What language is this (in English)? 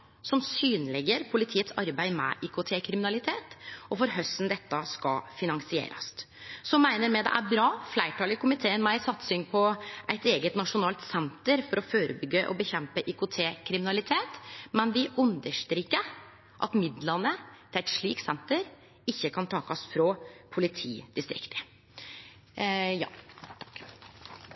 Norwegian Nynorsk